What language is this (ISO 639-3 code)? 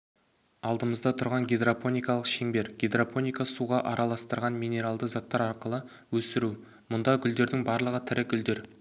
kaz